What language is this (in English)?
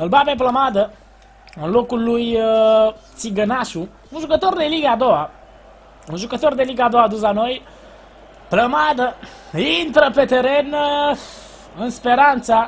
Romanian